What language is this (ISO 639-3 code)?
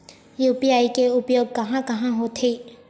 hne